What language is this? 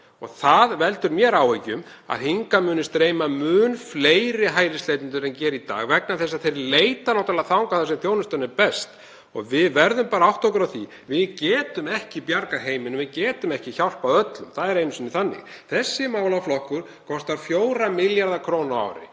Icelandic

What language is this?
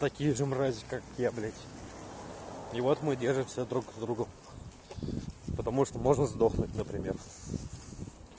Russian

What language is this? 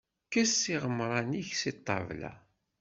Kabyle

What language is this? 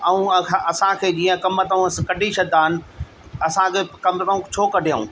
Sindhi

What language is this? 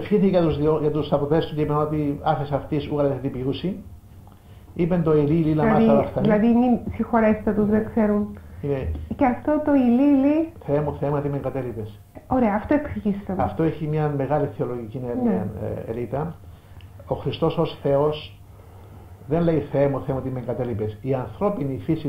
Greek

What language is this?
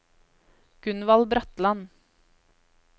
Norwegian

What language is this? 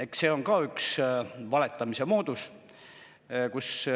Estonian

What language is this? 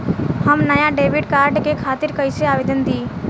Bhojpuri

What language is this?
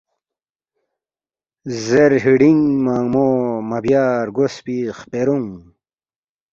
Balti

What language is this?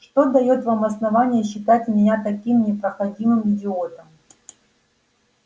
Russian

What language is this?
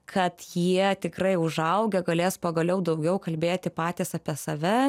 Lithuanian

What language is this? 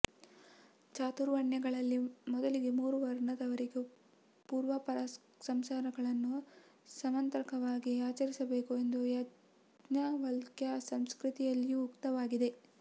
Kannada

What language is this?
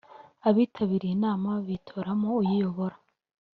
Kinyarwanda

